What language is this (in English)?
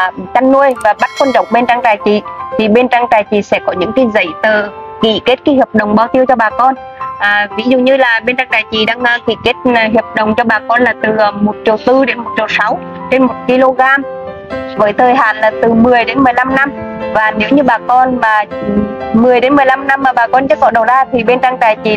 Vietnamese